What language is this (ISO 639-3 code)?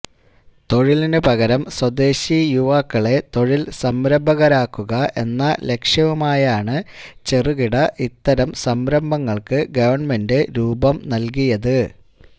mal